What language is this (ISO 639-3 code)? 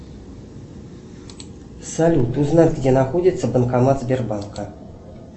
rus